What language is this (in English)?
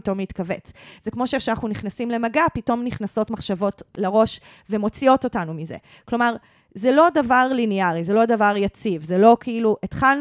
Hebrew